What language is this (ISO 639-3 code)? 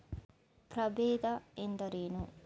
kan